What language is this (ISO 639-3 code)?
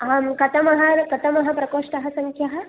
san